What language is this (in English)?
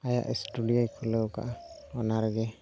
Santali